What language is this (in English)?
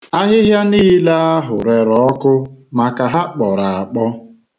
Igbo